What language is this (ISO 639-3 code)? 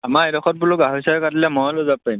asm